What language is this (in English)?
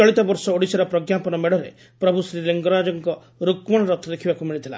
Odia